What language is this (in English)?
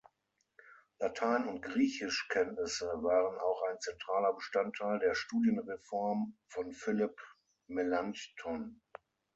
German